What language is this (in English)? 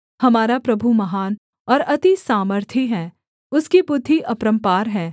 Hindi